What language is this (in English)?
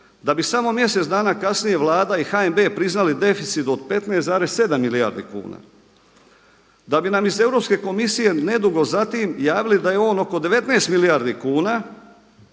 Croatian